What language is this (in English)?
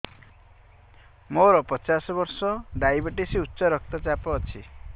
Odia